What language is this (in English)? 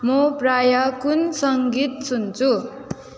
Nepali